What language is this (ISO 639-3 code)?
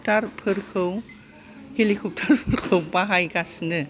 brx